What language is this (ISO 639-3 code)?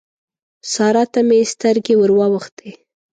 pus